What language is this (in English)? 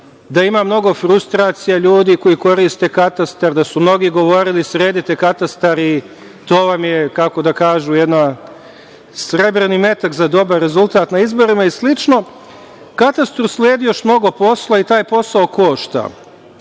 Serbian